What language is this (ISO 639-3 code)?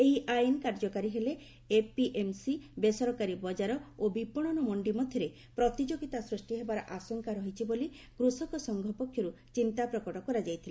ori